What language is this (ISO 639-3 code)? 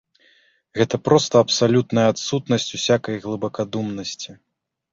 bel